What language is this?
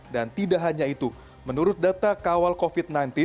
Indonesian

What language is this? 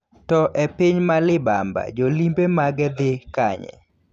Luo (Kenya and Tanzania)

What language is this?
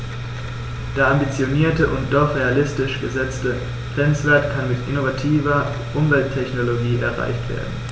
German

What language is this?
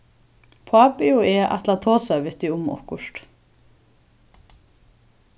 Faroese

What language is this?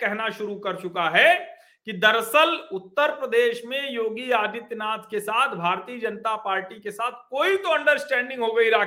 Hindi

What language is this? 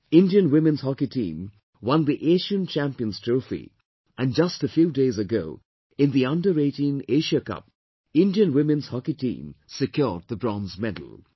English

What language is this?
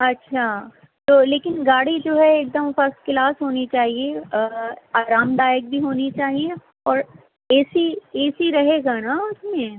Urdu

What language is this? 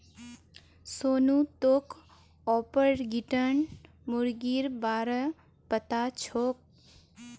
Magahi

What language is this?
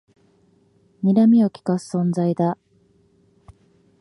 Japanese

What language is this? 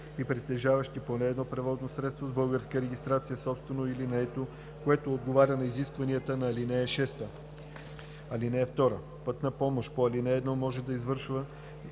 Bulgarian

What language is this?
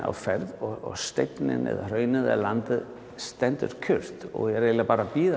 Icelandic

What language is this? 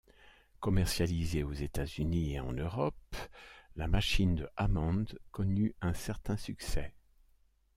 French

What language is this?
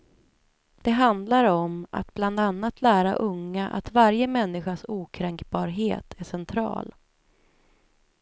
Swedish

